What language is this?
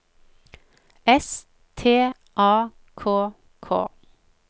Norwegian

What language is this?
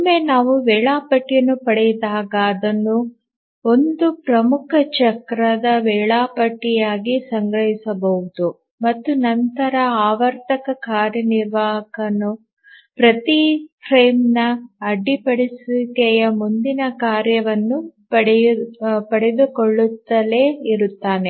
Kannada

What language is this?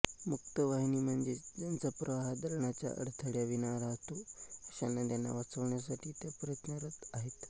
Marathi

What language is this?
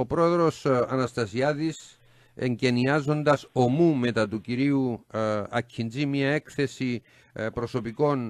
Greek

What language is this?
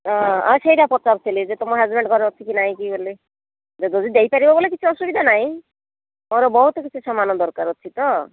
Odia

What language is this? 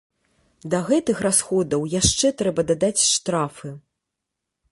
Belarusian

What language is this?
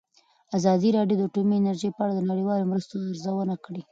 Pashto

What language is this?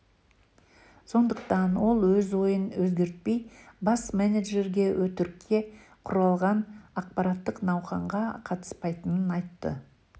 Kazakh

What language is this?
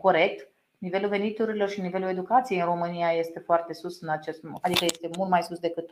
Romanian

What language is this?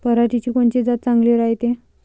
Marathi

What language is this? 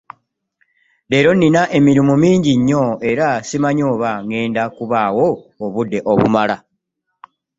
Ganda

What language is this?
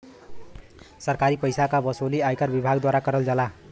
Bhojpuri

